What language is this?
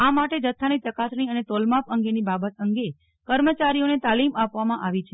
Gujarati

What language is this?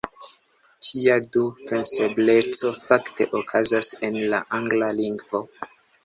Esperanto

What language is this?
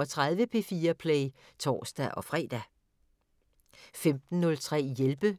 Danish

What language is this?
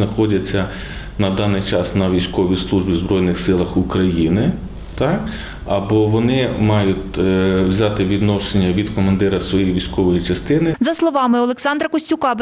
Ukrainian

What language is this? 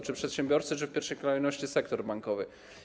Polish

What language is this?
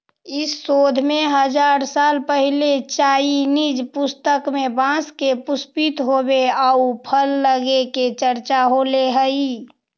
Magahi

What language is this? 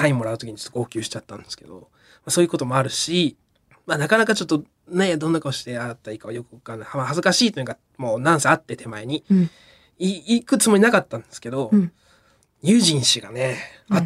Japanese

